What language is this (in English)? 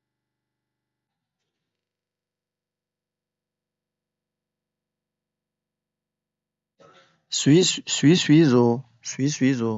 Bomu